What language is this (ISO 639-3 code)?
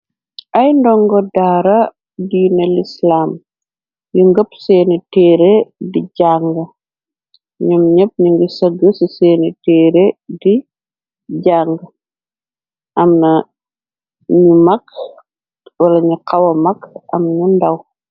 wol